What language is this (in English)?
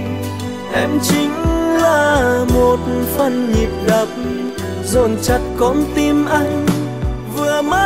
Vietnamese